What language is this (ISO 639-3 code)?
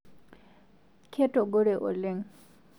mas